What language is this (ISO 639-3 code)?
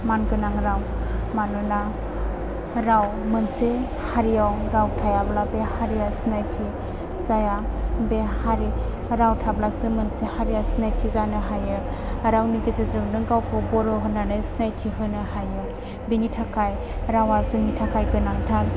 brx